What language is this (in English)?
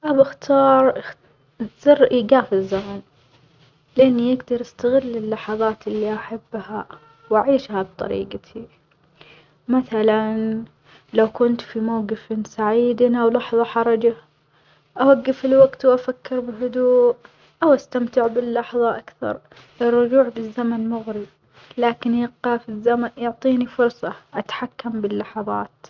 Omani Arabic